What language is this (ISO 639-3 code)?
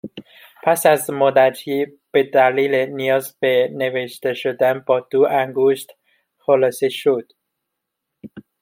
fas